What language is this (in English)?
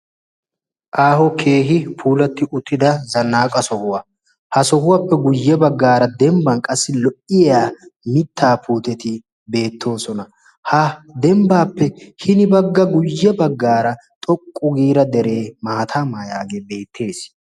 Wolaytta